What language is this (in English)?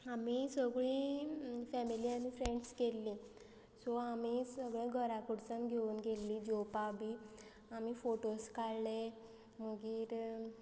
Konkani